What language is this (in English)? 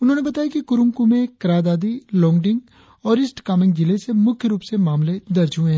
Hindi